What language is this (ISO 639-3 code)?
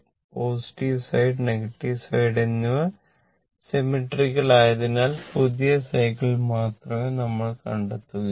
mal